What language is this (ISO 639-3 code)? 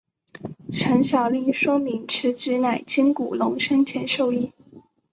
zho